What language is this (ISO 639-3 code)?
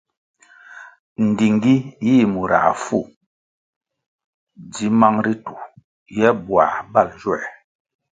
nmg